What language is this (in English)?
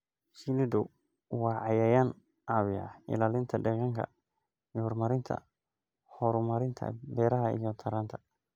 Somali